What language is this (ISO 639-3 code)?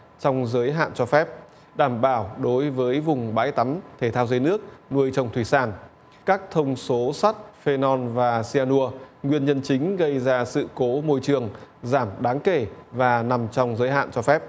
vie